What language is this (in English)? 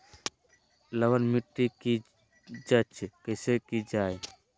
Magahi